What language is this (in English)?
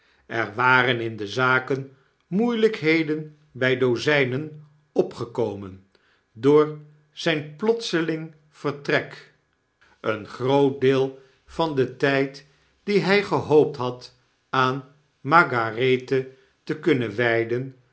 Dutch